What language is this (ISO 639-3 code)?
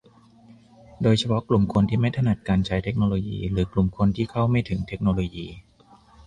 tha